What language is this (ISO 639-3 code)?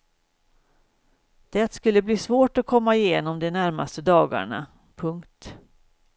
swe